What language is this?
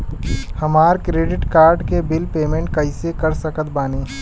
Bhojpuri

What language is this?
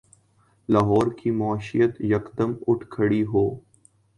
Urdu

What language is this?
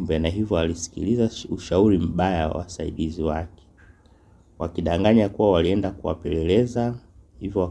Swahili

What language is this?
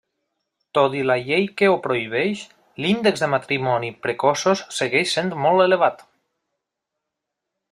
Catalan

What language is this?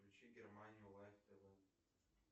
Russian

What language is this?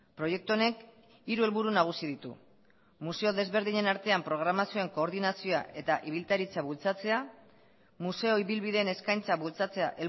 Basque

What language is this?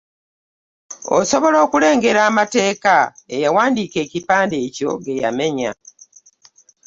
Ganda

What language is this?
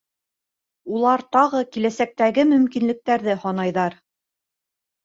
Bashkir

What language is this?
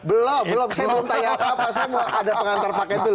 Indonesian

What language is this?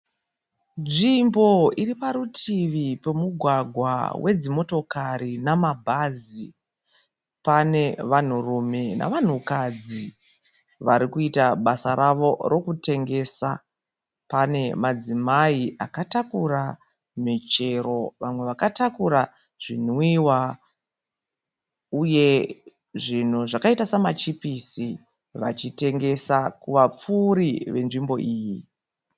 Shona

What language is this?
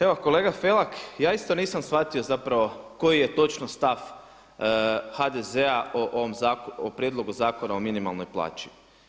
Croatian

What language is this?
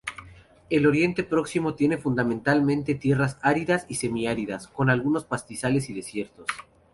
Spanish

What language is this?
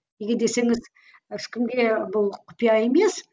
Kazakh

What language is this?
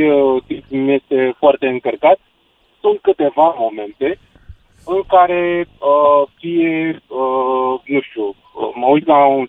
Romanian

